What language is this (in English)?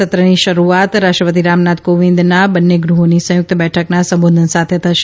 Gujarati